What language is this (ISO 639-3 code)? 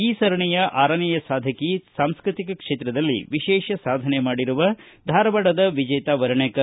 kan